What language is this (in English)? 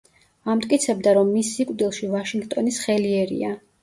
Georgian